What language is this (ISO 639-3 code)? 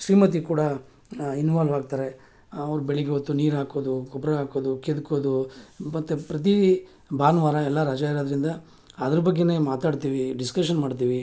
kan